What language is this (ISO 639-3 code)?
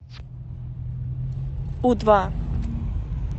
rus